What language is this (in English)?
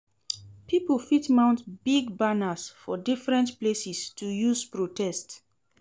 Nigerian Pidgin